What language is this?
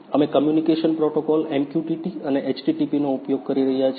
Gujarati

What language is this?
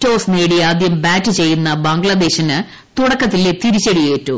Malayalam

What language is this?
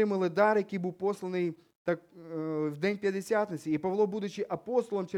Ukrainian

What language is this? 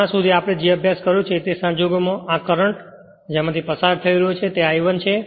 Gujarati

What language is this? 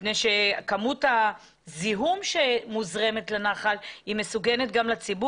Hebrew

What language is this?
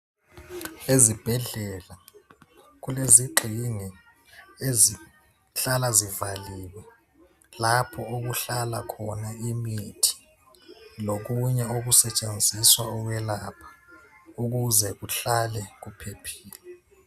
North Ndebele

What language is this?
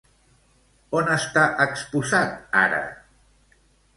Catalan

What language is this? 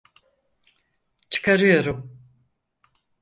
Turkish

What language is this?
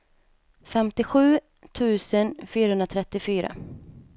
Swedish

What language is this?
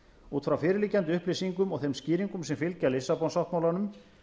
Icelandic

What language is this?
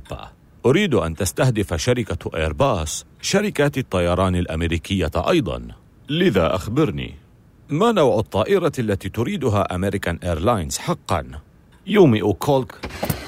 Arabic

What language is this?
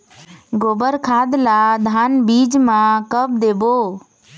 Chhattisgarhi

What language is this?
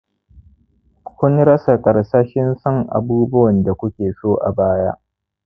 Hausa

